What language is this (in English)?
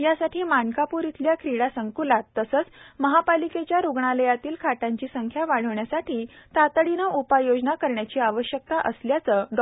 Marathi